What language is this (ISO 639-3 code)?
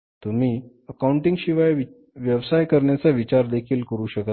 mar